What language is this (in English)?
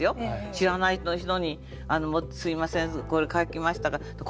Japanese